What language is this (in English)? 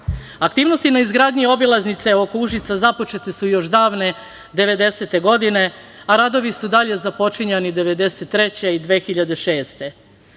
Serbian